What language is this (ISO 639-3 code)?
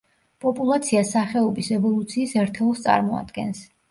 kat